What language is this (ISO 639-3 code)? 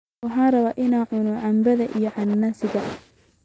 som